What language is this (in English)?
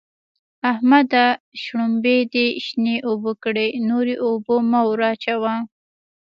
Pashto